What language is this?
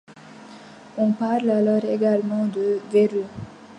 French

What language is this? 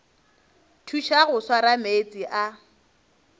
Northern Sotho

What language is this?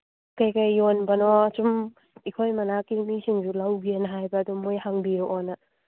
Manipuri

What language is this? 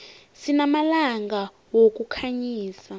South Ndebele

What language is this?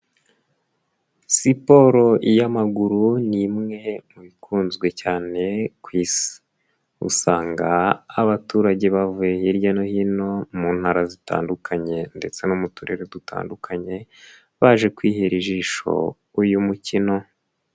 Kinyarwanda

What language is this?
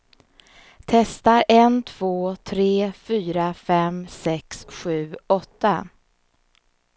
Swedish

